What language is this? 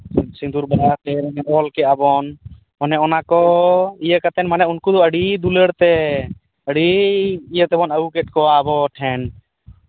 Santali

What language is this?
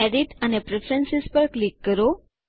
Gujarati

